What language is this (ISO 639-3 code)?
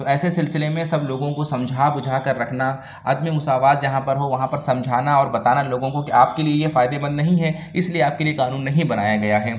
urd